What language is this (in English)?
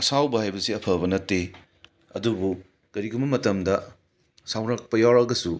Manipuri